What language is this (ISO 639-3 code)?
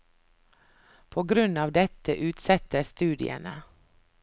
nor